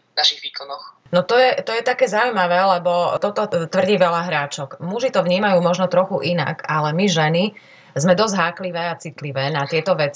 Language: Slovak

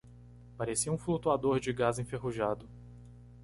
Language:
Portuguese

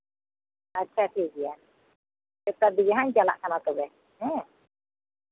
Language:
Santali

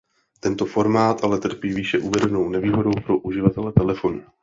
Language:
Czech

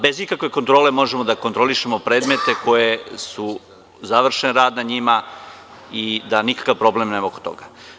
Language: Serbian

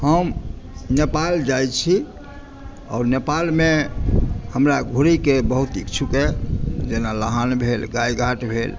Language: Maithili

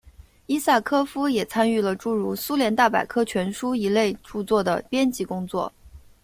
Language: Chinese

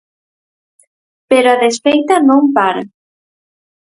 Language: Galician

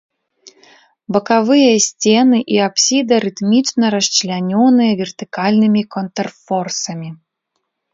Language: Belarusian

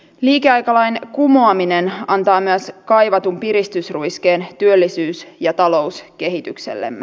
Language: Finnish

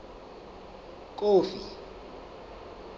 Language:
Southern Sotho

